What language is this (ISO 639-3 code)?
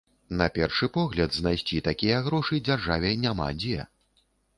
bel